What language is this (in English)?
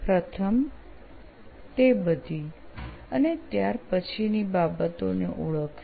Gujarati